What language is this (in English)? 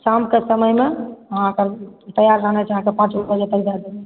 Maithili